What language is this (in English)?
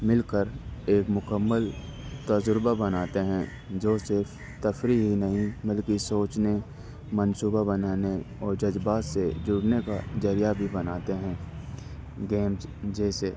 Urdu